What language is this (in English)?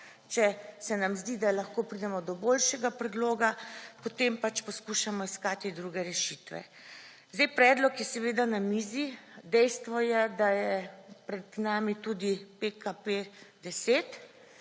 Slovenian